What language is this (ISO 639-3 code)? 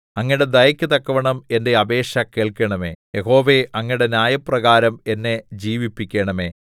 mal